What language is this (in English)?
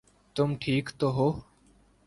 Urdu